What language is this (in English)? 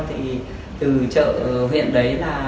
Vietnamese